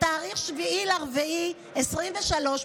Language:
Hebrew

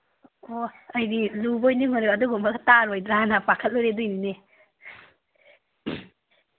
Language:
Manipuri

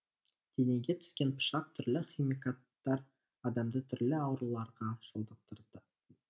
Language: Kazakh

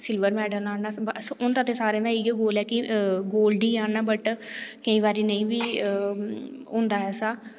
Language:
Dogri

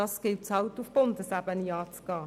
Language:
Swiss German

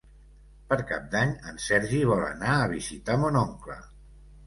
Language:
Catalan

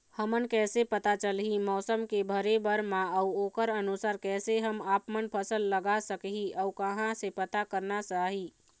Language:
Chhattisgarhi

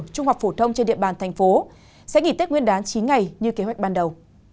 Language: Vietnamese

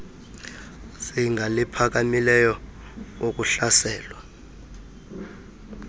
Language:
Xhosa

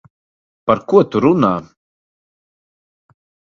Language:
Latvian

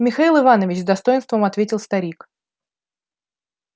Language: Russian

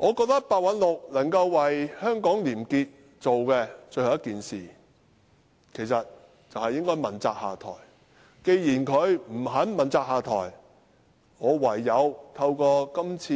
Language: Cantonese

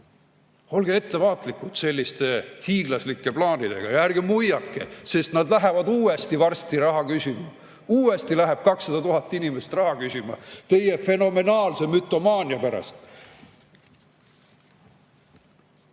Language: Estonian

